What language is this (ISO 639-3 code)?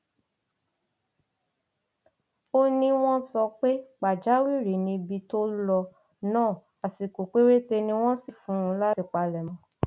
yor